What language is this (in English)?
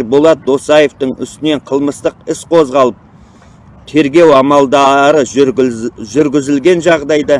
Turkish